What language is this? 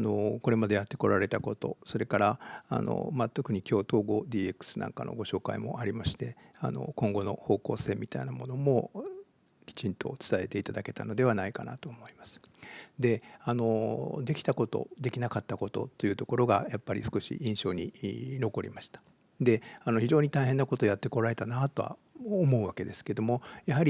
Japanese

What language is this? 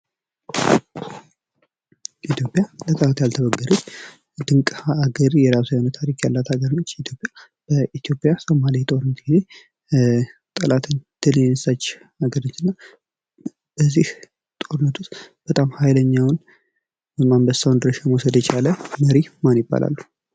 Amharic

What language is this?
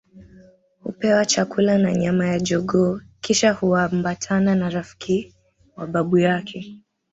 Swahili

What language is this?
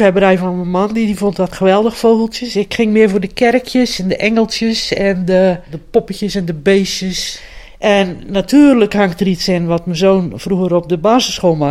Dutch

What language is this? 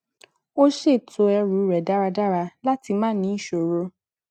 Yoruba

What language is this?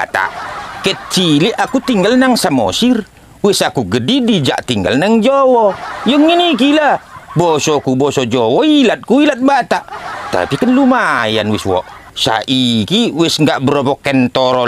Indonesian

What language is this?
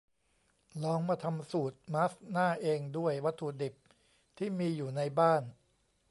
Thai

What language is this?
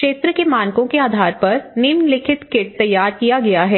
Hindi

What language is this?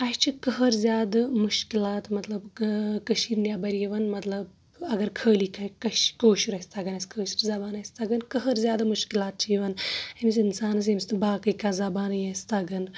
Kashmiri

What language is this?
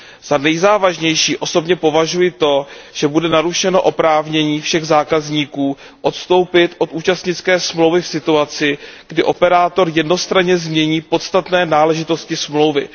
Czech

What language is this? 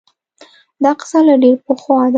Pashto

